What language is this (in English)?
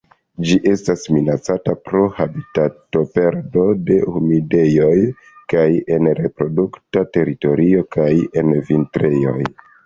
Esperanto